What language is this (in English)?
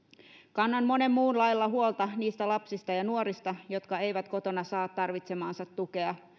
Finnish